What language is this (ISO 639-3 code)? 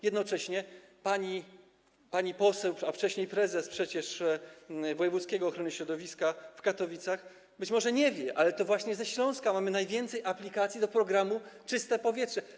pol